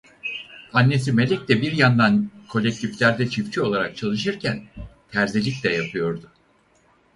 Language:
Turkish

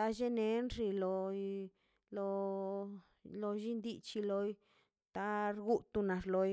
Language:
Mazaltepec Zapotec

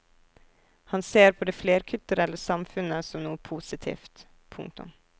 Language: Norwegian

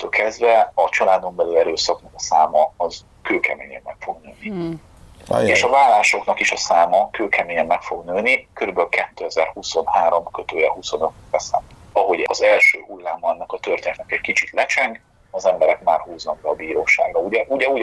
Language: Hungarian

